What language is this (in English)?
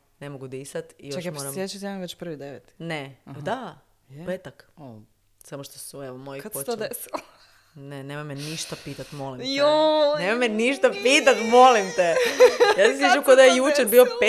Croatian